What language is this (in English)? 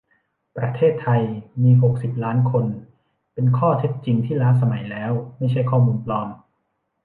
Thai